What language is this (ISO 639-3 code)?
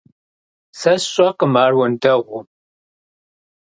kbd